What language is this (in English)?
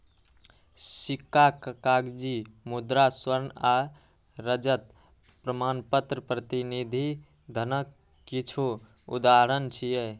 Maithili